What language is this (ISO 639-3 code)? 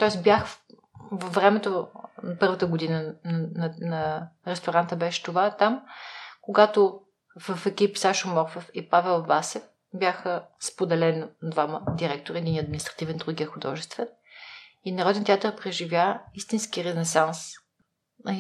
bul